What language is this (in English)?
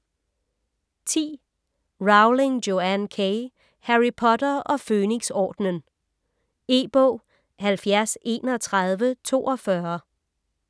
Danish